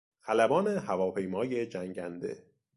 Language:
Persian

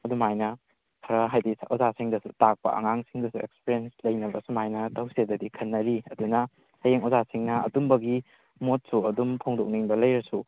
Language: Manipuri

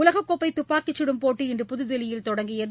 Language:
Tamil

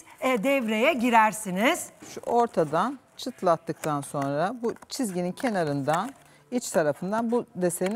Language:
Turkish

